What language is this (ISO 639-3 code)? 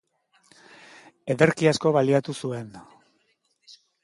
eus